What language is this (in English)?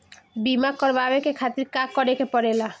Bhojpuri